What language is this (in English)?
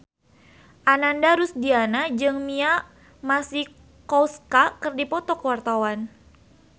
Sundanese